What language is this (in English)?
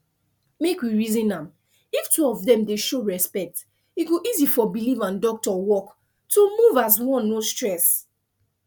Nigerian Pidgin